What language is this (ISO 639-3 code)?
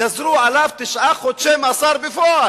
heb